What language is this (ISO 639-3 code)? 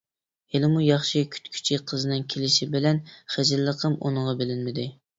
uig